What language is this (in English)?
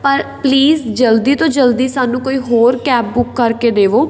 Punjabi